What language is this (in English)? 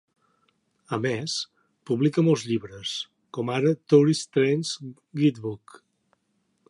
Catalan